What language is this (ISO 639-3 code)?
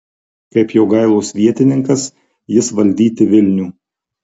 lit